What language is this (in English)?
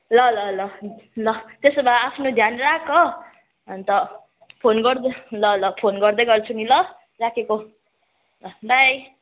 Nepali